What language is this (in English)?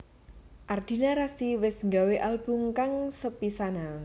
Javanese